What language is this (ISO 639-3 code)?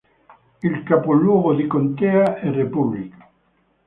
ita